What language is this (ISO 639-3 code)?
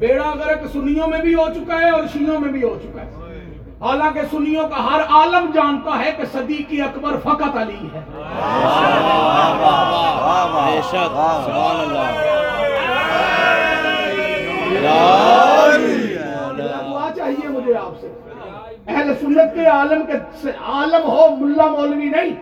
urd